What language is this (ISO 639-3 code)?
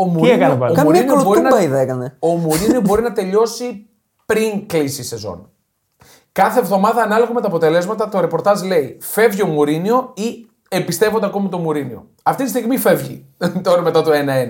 ell